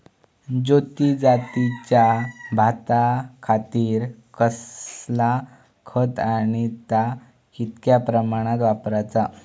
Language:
Marathi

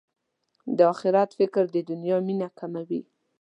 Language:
Pashto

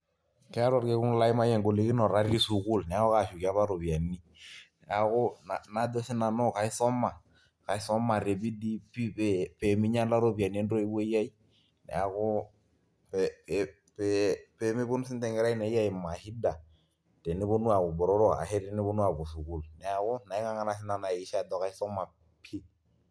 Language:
Masai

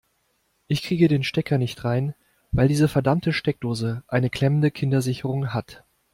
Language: German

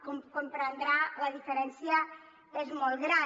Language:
Catalan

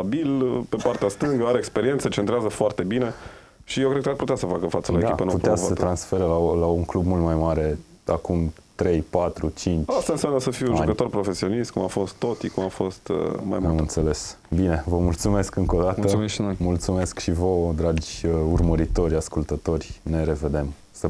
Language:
Romanian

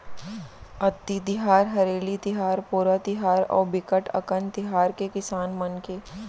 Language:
Chhattisgarhi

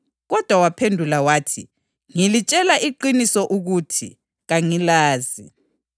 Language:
North Ndebele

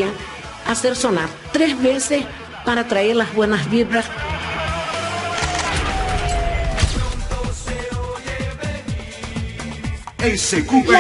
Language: Spanish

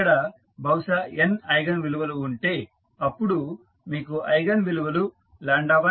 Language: Telugu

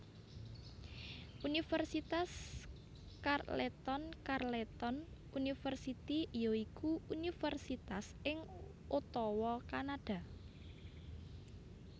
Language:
Javanese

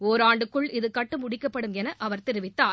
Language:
Tamil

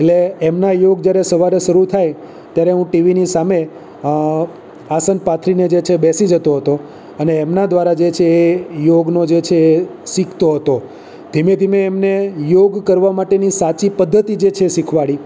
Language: Gujarati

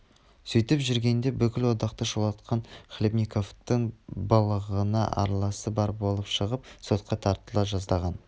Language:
Kazakh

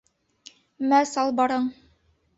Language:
Bashkir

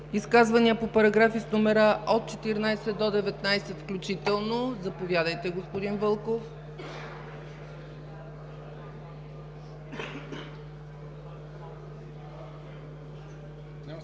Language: Bulgarian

